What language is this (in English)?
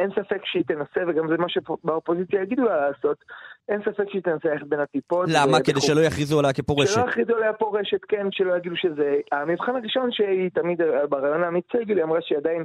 Hebrew